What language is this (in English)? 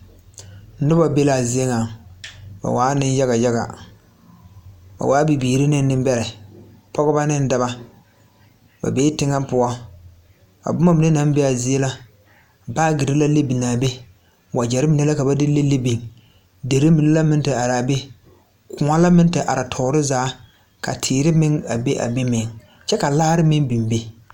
Southern Dagaare